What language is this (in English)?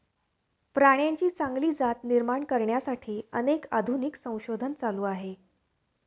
Marathi